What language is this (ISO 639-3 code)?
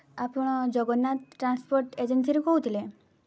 ori